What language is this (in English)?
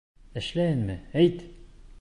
Bashkir